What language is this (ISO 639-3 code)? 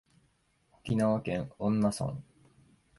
jpn